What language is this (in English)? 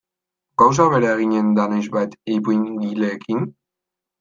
Basque